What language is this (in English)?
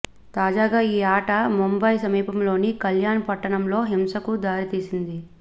Telugu